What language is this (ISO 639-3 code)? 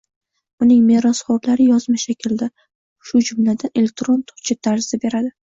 uzb